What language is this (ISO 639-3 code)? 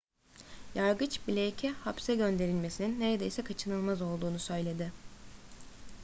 tur